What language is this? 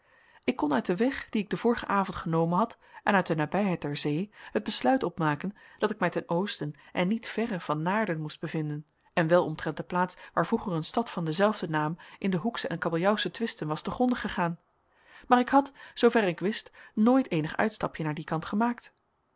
Dutch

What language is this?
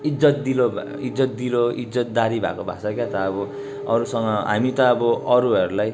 Nepali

